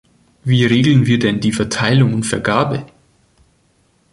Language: German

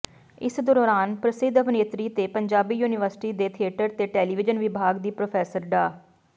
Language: Punjabi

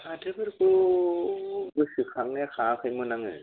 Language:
Bodo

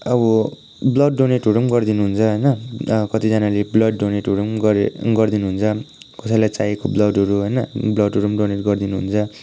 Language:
Nepali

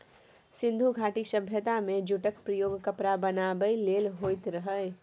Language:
Maithili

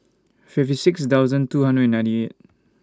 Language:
English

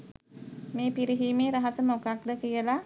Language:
Sinhala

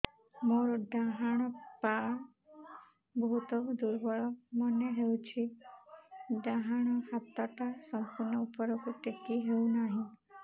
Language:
Odia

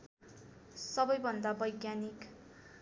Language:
Nepali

